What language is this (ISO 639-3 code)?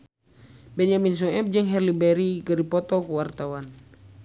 sun